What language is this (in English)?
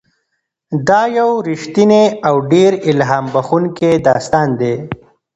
Pashto